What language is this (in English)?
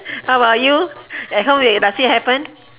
English